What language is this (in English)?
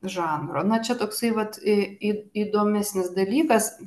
Lithuanian